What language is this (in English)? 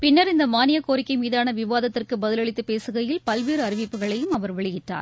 Tamil